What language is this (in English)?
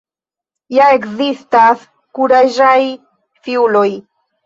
Esperanto